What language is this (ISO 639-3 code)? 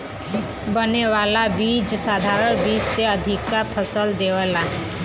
bho